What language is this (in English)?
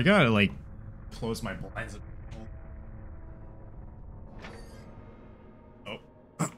English